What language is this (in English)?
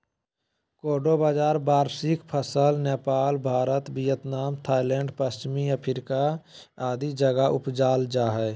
Magahi